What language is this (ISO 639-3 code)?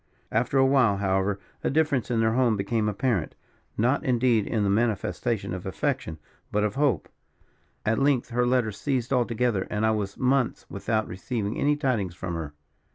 eng